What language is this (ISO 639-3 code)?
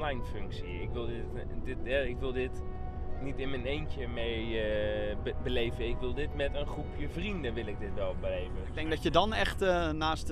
nld